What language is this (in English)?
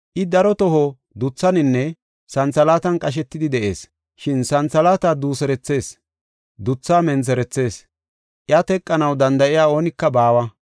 Gofa